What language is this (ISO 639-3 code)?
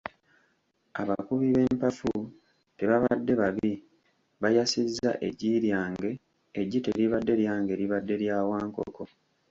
lug